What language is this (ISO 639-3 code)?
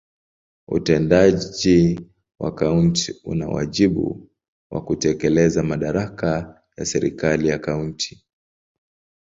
swa